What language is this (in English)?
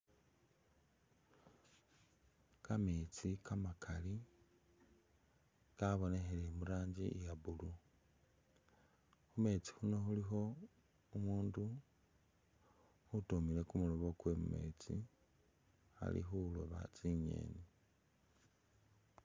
Masaaba